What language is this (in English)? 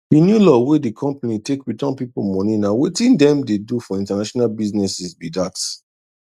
Nigerian Pidgin